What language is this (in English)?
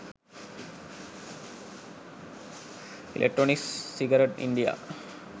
Sinhala